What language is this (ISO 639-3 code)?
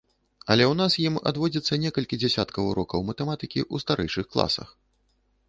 bel